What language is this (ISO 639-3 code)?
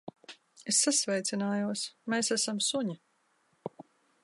lav